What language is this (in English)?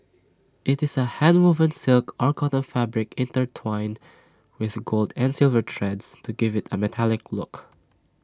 English